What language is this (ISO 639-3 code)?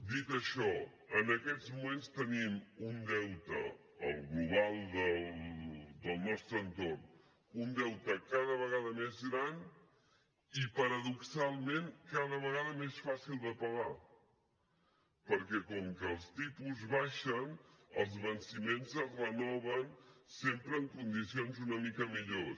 cat